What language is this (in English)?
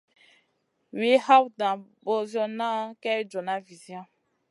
Masana